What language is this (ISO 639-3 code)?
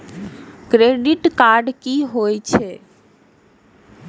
mai